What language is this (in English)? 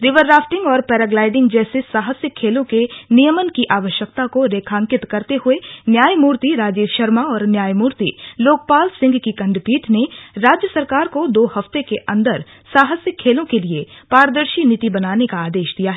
Hindi